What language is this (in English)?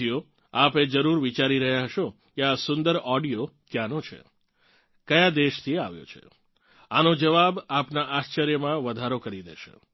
Gujarati